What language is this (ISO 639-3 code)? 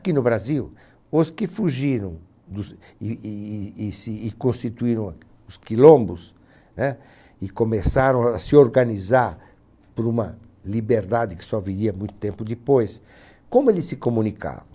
por